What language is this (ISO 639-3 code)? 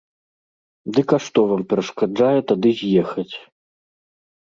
bel